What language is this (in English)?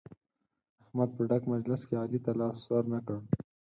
Pashto